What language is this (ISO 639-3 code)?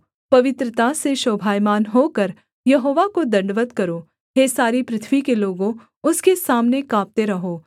hin